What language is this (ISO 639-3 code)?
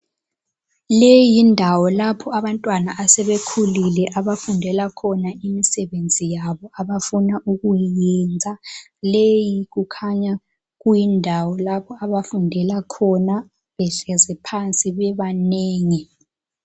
nde